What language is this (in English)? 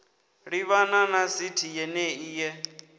Venda